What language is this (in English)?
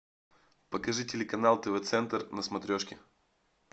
Russian